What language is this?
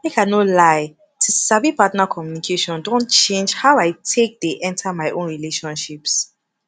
Nigerian Pidgin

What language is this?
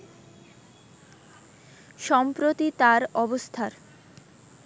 Bangla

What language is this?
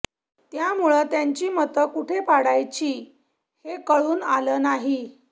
Marathi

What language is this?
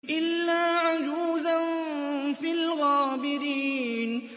Arabic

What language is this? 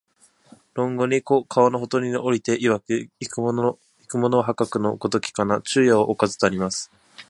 Japanese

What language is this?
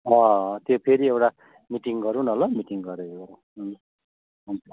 Nepali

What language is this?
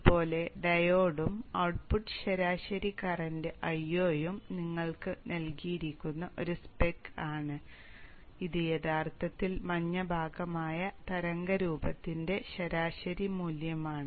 Malayalam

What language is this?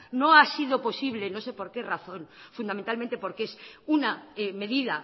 Spanish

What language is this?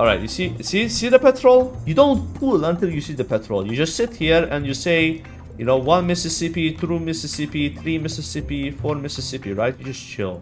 English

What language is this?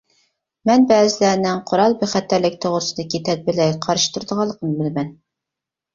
Uyghur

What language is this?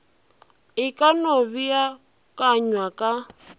Northern Sotho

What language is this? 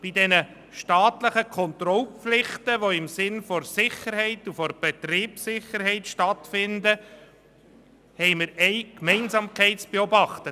Swiss German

